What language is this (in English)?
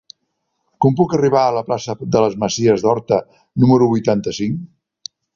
Catalan